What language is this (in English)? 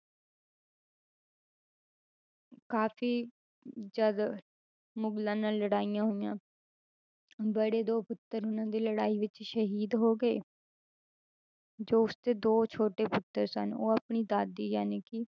Punjabi